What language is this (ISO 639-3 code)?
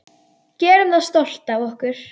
isl